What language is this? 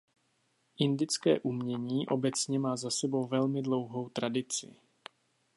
Czech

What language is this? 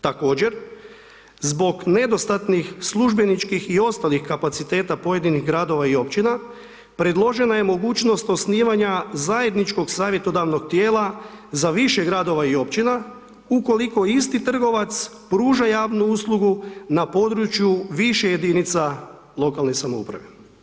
Croatian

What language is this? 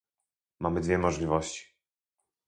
Polish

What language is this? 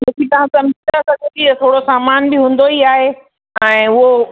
Sindhi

